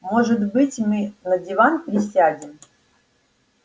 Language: Russian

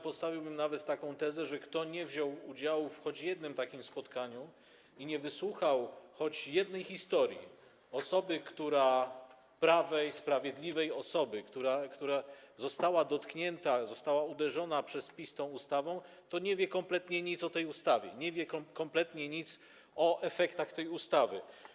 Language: Polish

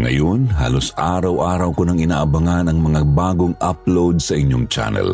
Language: Filipino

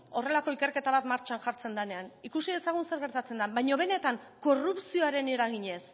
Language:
Basque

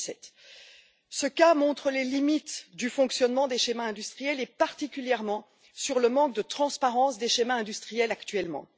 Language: French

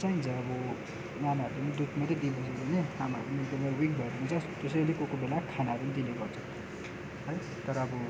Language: Nepali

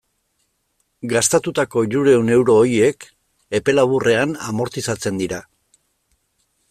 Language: Basque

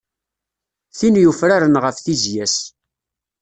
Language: Kabyle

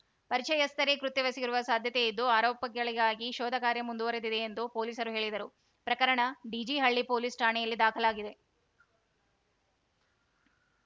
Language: Kannada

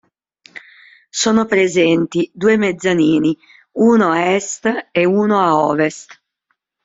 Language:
Italian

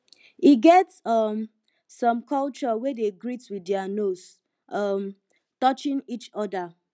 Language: Nigerian Pidgin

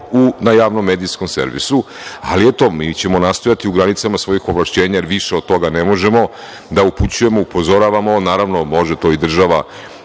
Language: Serbian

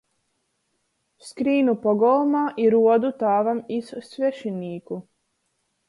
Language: Latgalian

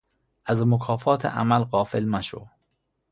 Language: Persian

